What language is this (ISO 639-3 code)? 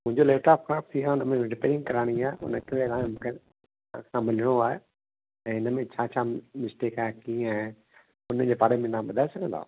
snd